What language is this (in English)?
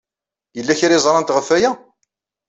Kabyle